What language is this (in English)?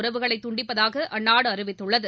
Tamil